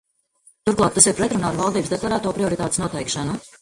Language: Latvian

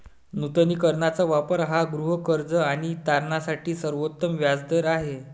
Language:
Marathi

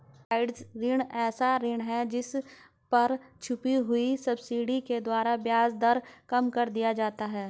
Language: Hindi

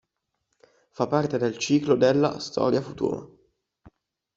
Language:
Italian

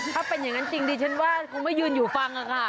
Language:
Thai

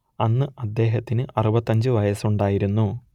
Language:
Malayalam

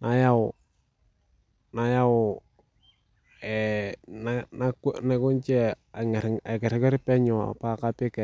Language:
Masai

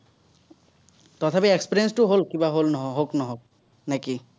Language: Assamese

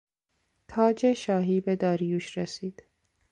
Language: Persian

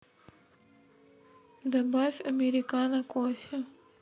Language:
Russian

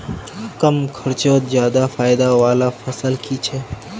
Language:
Magahi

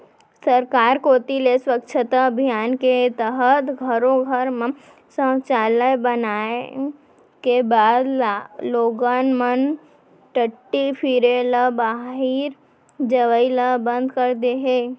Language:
Chhattisgarhi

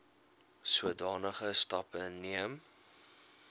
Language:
Afrikaans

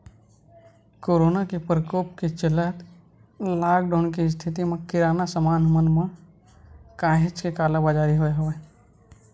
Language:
Chhattisgarhi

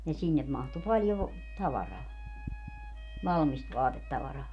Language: Finnish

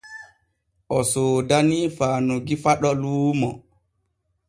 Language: Borgu Fulfulde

